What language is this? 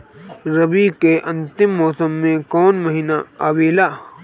Bhojpuri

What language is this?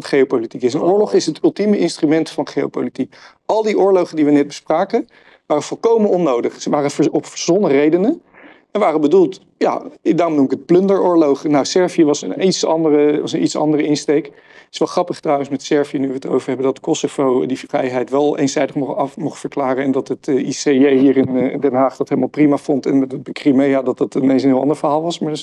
Dutch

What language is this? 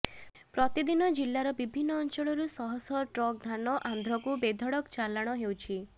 Odia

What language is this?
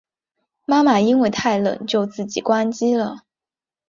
Chinese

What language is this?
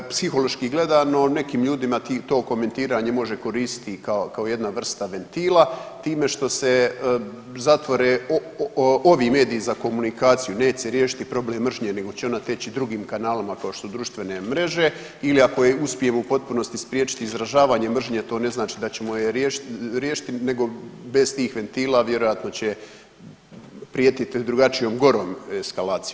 Croatian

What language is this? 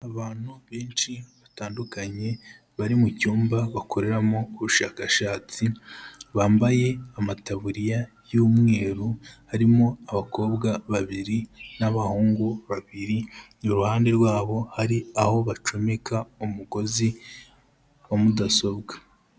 Kinyarwanda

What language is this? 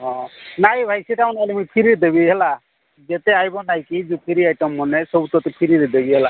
Odia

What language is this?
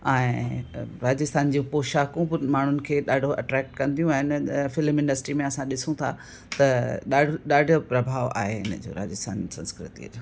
Sindhi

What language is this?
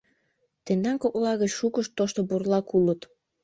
Mari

